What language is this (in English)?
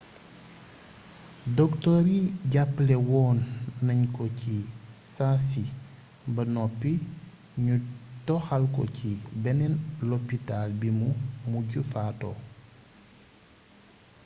Wolof